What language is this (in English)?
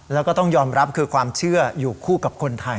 Thai